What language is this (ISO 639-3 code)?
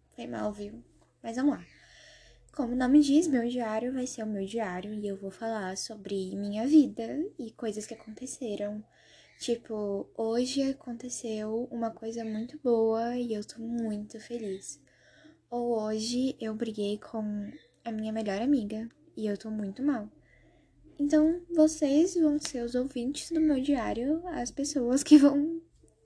por